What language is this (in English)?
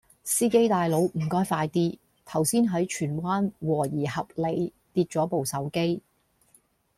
Cantonese